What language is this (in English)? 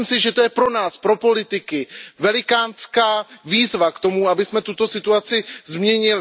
Czech